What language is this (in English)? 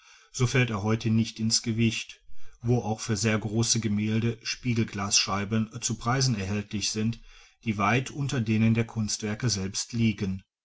German